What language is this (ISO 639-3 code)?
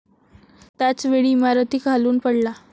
mar